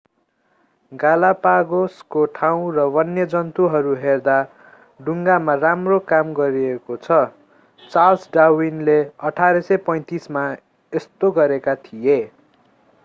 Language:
Nepali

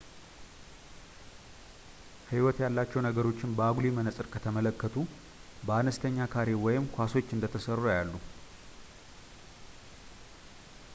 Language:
Amharic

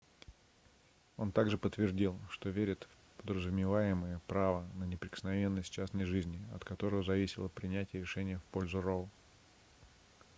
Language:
Russian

